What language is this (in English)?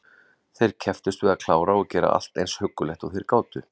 Icelandic